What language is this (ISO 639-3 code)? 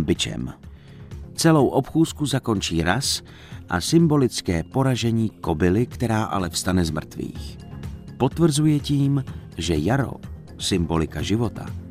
ces